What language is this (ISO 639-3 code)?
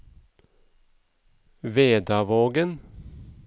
nor